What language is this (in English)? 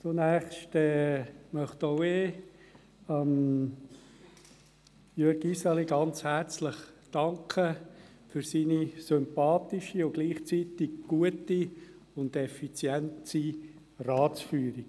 Swiss German